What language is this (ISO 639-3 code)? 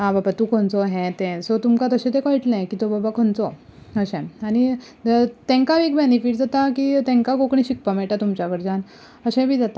kok